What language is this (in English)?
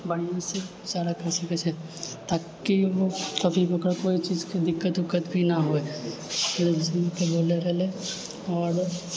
Maithili